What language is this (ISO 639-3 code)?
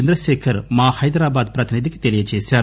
tel